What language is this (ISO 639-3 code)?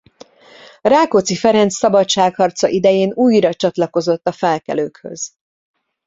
hun